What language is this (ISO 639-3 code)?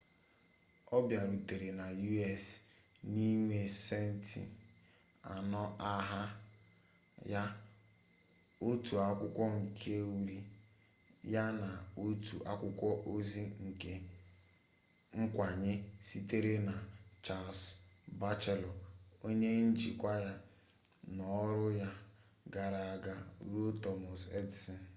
ibo